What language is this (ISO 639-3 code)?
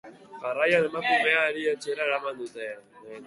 eus